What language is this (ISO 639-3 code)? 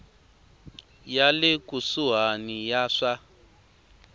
tso